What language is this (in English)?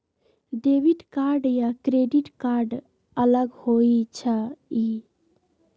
Magahi